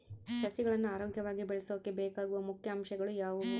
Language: Kannada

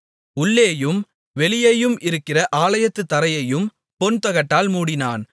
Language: Tamil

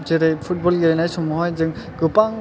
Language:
Bodo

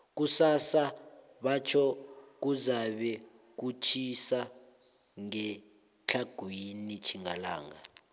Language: South Ndebele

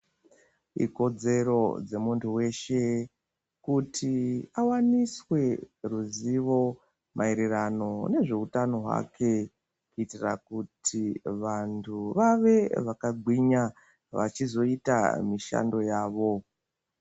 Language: Ndau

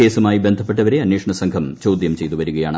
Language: Malayalam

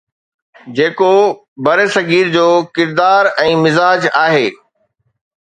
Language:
Sindhi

